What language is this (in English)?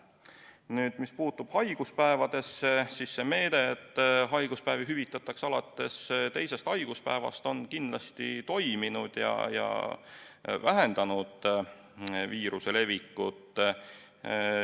Estonian